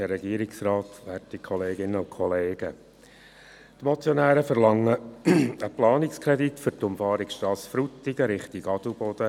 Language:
Swiss German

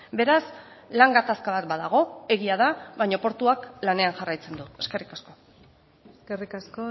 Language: Basque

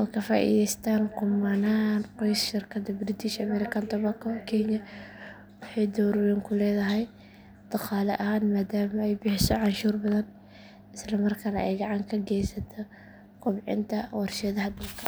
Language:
Somali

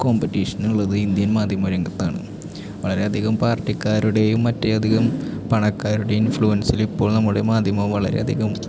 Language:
Malayalam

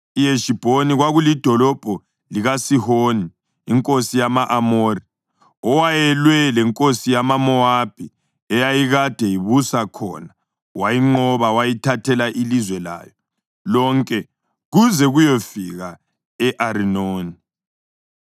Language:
North Ndebele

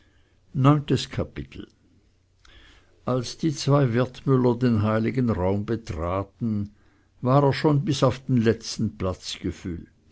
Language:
German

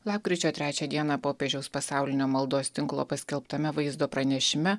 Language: Lithuanian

